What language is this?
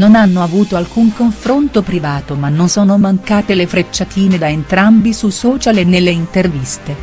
Italian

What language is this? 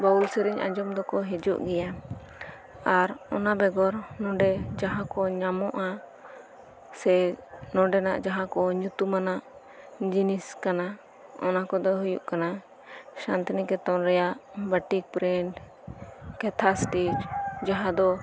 Santali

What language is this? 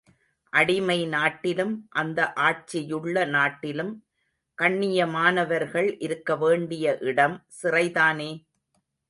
Tamil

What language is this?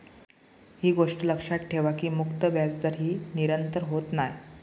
Marathi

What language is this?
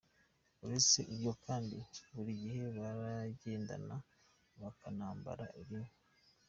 Kinyarwanda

